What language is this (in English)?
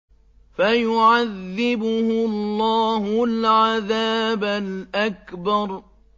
Arabic